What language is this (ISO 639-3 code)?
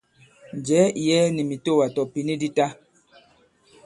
abb